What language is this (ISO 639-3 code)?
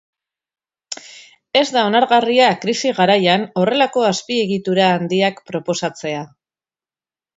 eus